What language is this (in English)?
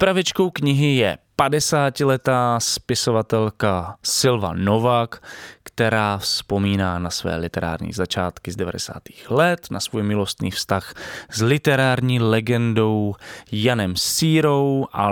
Czech